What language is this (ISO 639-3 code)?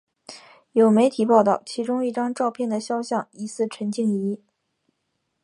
zho